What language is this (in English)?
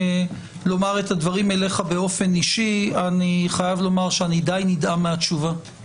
Hebrew